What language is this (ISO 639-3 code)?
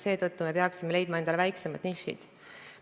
est